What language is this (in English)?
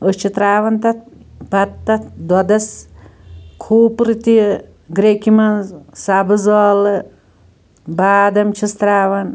Kashmiri